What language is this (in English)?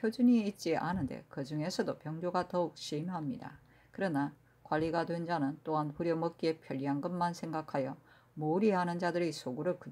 Korean